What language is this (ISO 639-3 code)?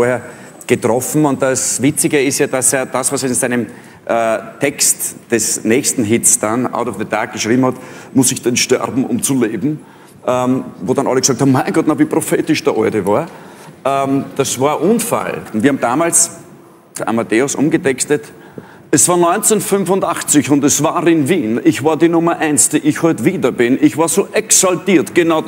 deu